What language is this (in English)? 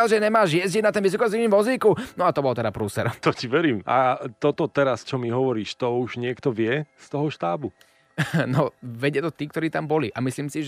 Slovak